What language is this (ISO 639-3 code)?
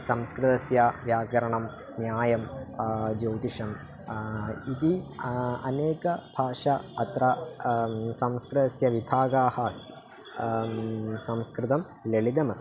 san